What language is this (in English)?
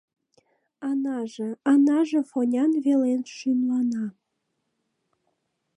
Mari